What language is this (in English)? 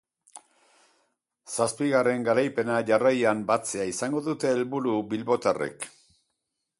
Basque